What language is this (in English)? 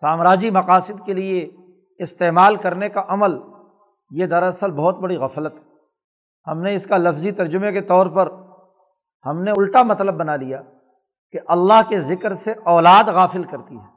Urdu